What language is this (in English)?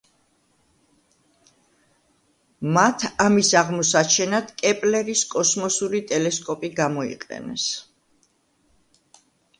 Georgian